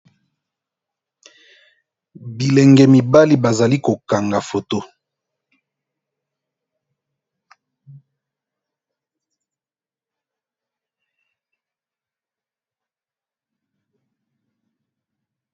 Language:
Lingala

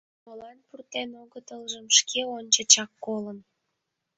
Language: Mari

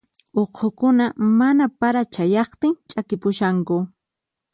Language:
Puno Quechua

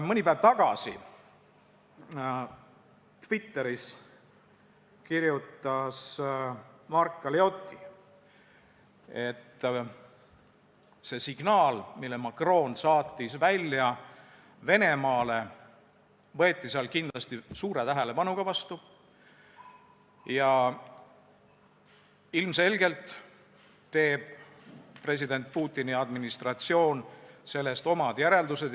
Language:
Estonian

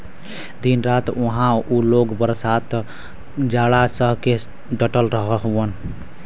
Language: Bhojpuri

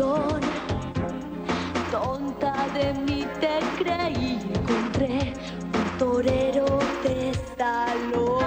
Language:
Bulgarian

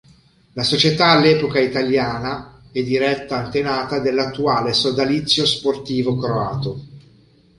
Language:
Italian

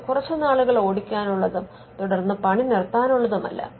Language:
Malayalam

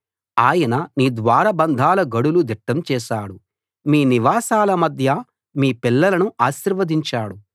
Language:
Telugu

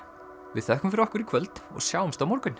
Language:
Icelandic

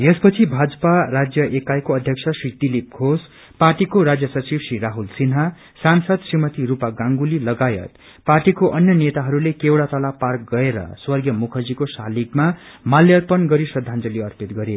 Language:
Nepali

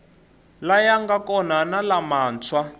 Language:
Tsonga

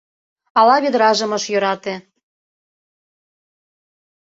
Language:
Mari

